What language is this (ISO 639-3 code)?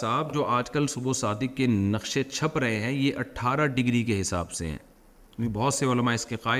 urd